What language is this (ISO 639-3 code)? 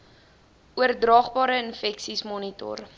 afr